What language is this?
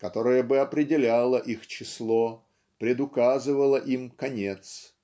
Russian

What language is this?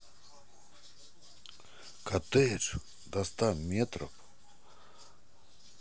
Russian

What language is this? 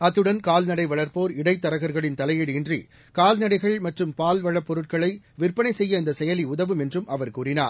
Tamil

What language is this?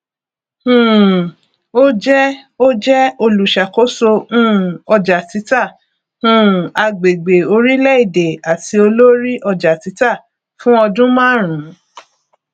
Yoruba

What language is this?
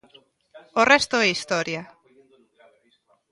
Galician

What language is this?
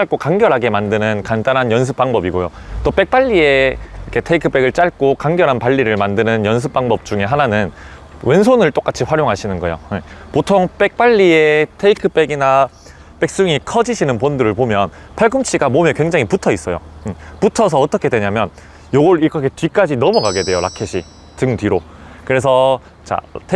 Korean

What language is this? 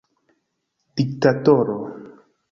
Esperanto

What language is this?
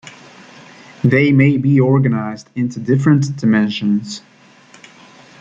English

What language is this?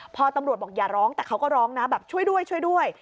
Thai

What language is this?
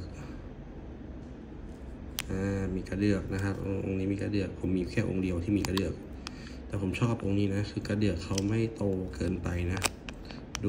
Thai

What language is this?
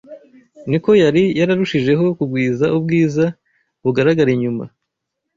Kinyarwanda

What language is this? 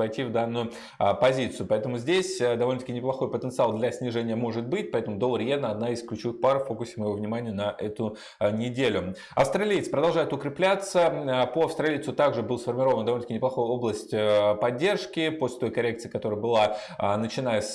Russian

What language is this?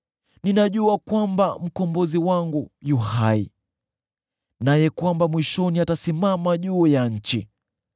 Swahili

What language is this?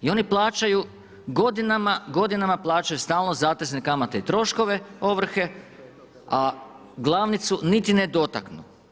Croatian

